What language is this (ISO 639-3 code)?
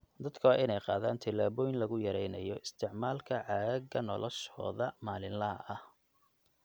som